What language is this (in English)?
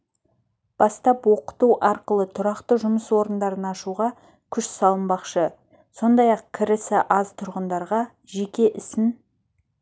Kazakh